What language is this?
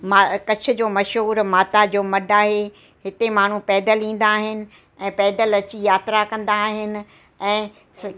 Sindhi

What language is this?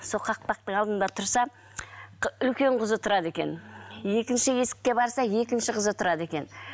Kazakh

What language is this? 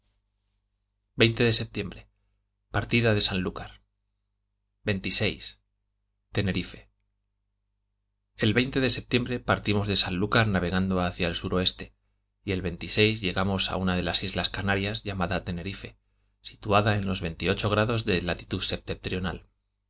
Spanish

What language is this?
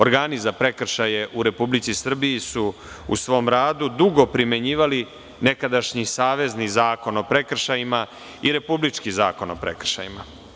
Serbian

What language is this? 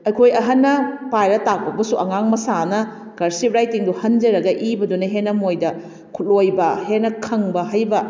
Manipuri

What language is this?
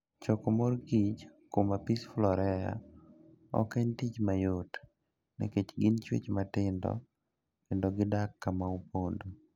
Luo (Kenya and Tanzania)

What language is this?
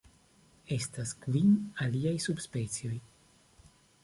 Esperanto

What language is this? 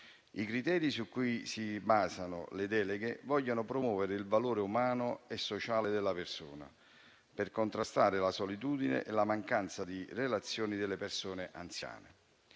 Italian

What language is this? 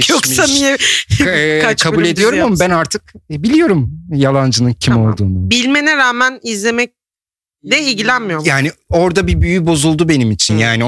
Turkish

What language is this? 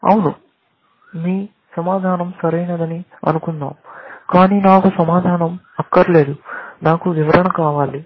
Telugu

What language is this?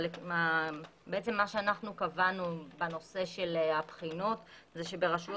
Hebrew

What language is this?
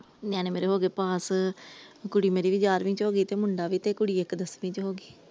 Punjabi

